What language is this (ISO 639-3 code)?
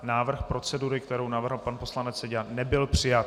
ces